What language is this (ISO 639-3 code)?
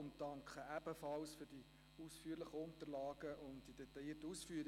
gsw